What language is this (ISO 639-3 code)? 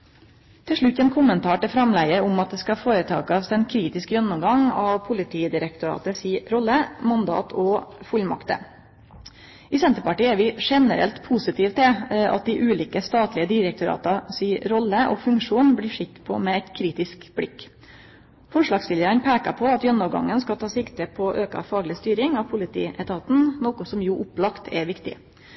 nno